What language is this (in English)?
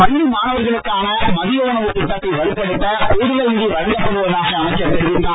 Tamil